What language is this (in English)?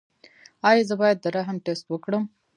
Pashto